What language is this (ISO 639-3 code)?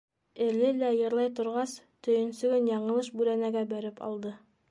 bak